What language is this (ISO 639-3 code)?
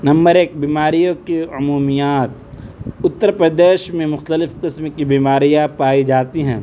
urd